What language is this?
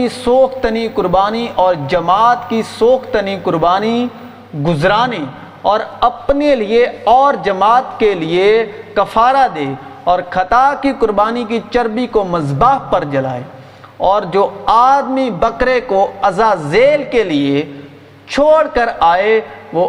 Urdu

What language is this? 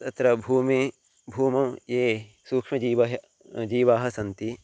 Sanskrit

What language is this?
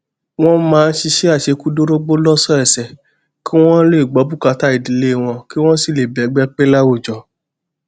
Yoruba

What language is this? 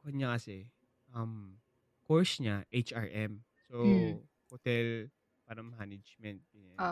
Filipino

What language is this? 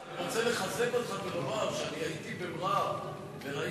Hebrew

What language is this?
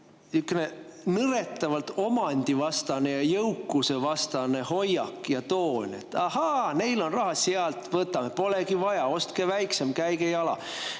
Estonian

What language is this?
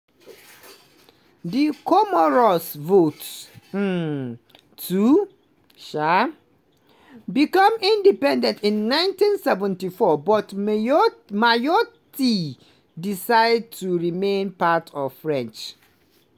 Nigerian Pidgin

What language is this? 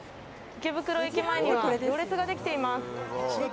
Japanese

